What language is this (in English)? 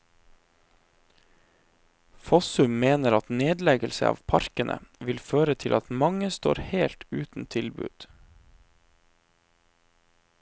Norwegian